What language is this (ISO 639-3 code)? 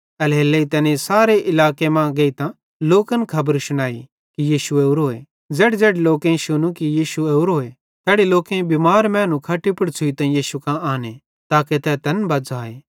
bhd